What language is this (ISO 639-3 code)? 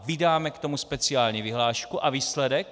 ces